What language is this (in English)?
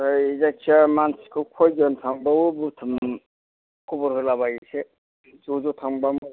Bodo